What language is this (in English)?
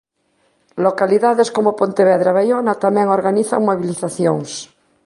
Galician